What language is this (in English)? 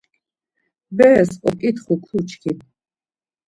Laz